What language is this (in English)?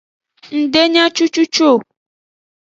Aja (Benin)